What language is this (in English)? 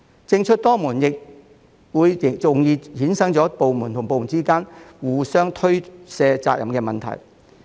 Cantonese